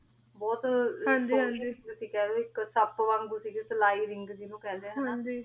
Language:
Punjabi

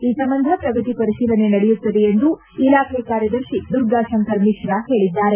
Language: Kannada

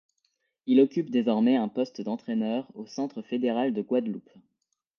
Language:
French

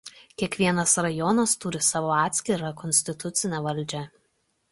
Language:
Lithuanian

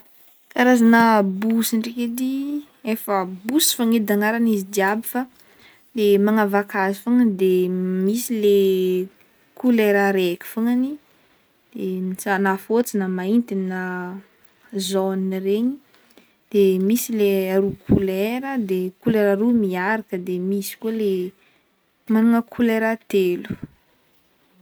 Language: Northern Betsimisaraka Malagasy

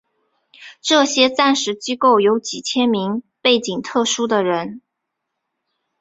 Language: Chinese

